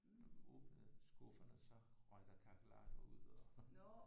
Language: Danish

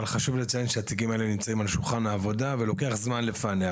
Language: Hebrew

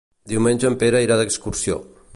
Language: Catalan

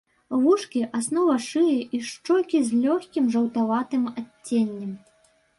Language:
Belarusian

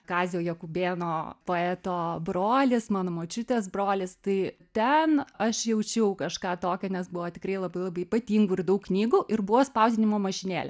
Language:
Lithuanian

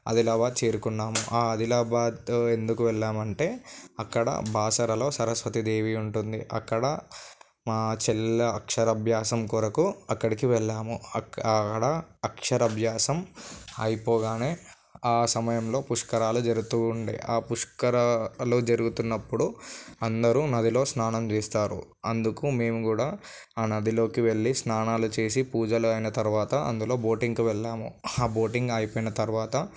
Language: Telugu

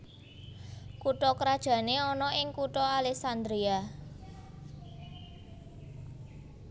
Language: Javanese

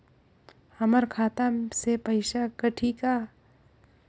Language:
Chhattisgarhi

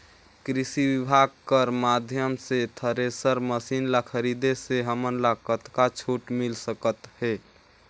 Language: Chhattisgarhi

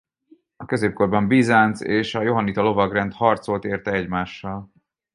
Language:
Hungarian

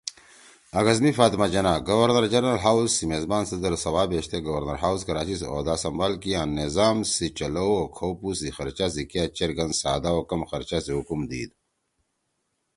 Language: Torwali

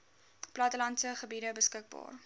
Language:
Afrikaans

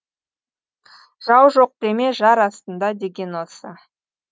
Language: Kazakh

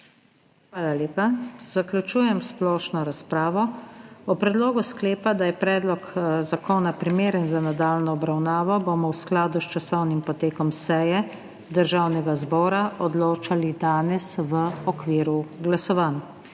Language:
Slovenian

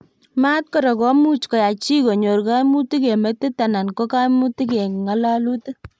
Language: Kalenjin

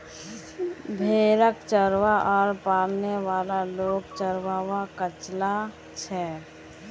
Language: Magahi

